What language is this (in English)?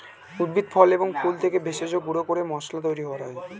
Bangla